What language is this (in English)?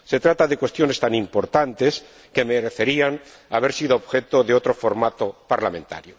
Spanish